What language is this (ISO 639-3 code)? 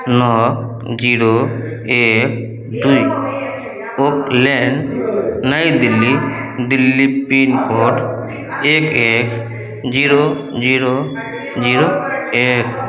mai